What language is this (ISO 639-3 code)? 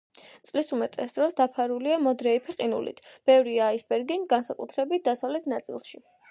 kat